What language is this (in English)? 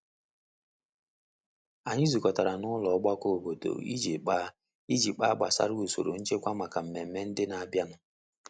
Igbo